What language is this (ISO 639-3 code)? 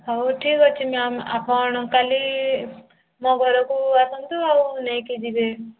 ori